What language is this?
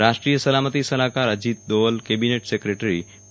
Gujarati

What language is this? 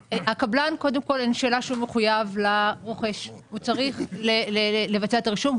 Hebrew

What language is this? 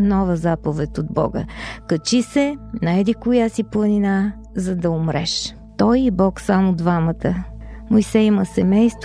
Bulgarian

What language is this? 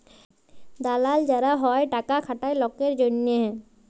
Bangla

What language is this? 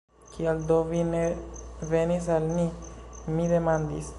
Esperanto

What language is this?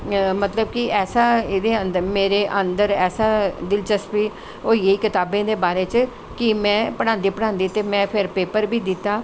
Dogri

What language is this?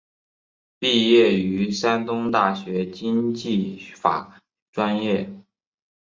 Chinese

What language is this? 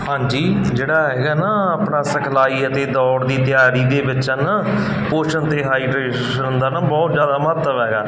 Punjabi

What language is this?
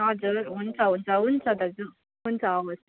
Nepali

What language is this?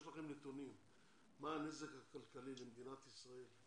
Hebrew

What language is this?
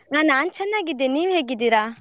Kannada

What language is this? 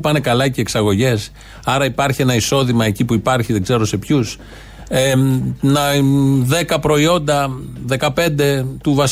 Greek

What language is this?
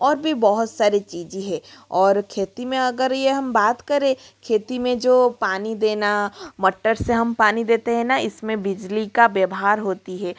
Hindi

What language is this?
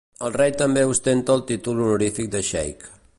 Catalan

